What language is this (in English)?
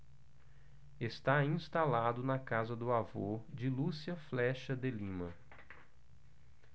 Portuguese